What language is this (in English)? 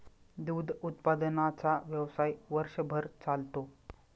Marathi